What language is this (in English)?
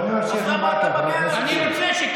Hebrew